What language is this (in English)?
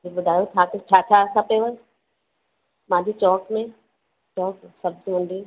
Sindhi